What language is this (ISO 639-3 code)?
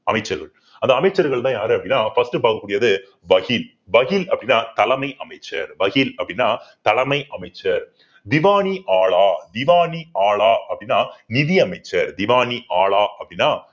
tam